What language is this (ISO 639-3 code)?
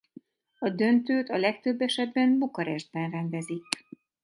hun